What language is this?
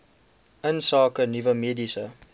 Afrikaans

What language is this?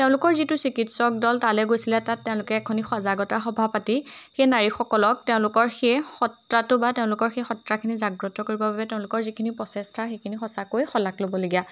Assamese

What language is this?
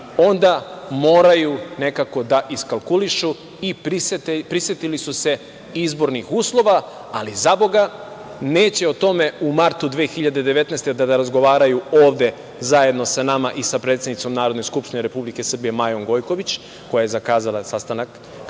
Serbian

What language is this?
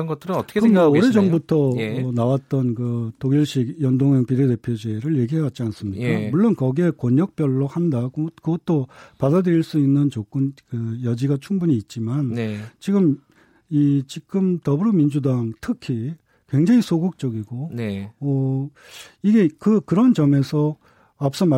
Korean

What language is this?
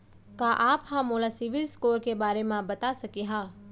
Chhattisgarhi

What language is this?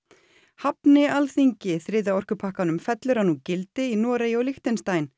Icelandic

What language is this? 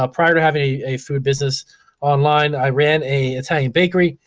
English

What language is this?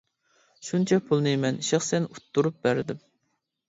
Uyghur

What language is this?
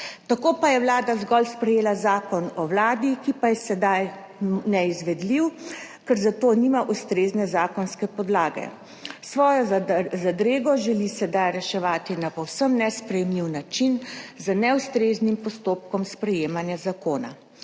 Slovenian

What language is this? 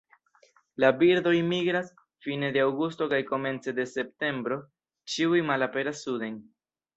Esperanto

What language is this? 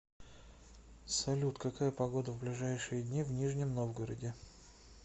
Russian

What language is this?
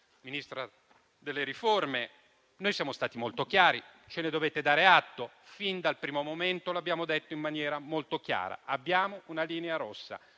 Italian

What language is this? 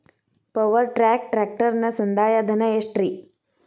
Kannada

